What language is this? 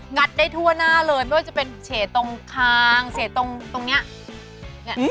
Thai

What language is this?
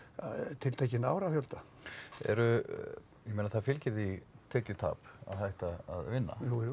Icelandic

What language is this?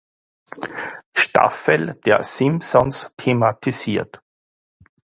German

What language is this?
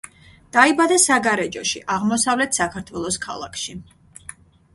Georgian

